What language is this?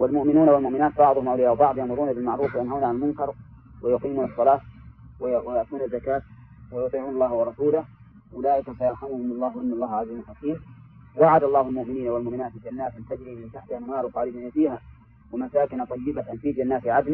Arabic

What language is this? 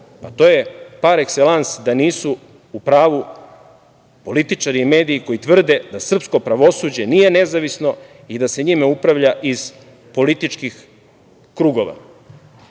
Serbian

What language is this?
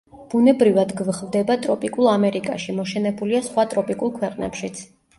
Georgian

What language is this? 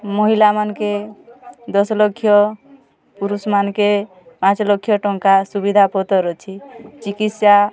Odia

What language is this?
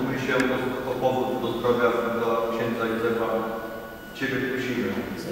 Polish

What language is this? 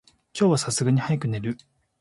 Japanese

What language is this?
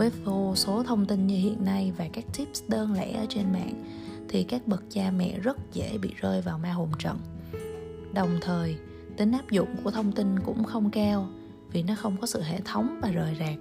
Vietnamese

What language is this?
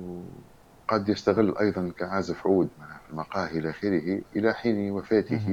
Arabic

